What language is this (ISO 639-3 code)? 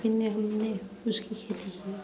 hin